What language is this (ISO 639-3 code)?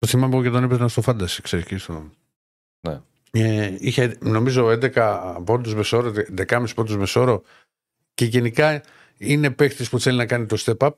ell